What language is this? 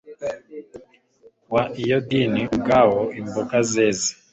Kinyarwanda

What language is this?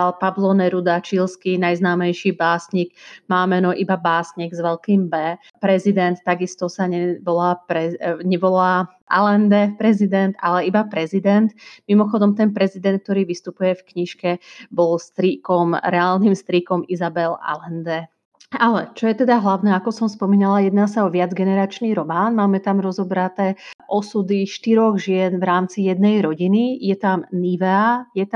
Slovak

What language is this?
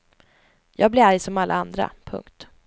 Swedish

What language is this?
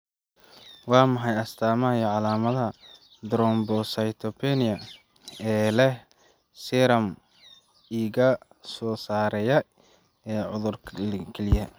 Somali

